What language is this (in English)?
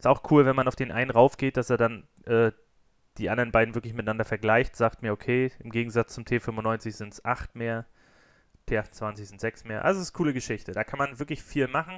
German